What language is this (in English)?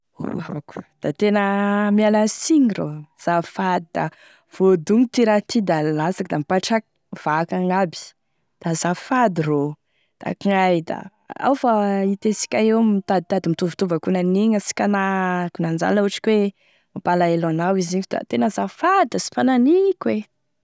Tesaka Malagasy